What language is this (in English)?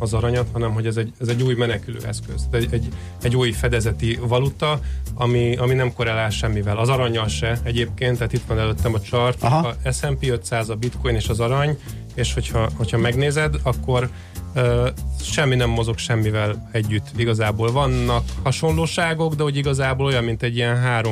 Hungarian